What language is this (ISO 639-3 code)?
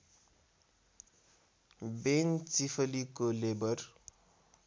nep